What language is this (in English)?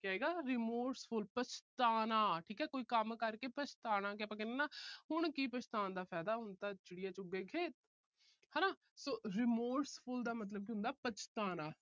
Punjabi